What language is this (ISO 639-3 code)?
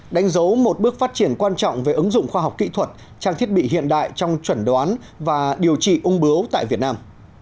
vie